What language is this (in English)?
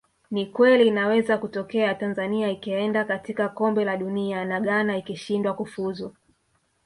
Swahili